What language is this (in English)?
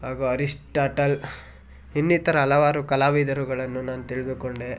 Kannada